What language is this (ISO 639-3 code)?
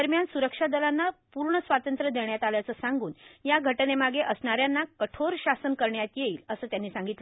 mar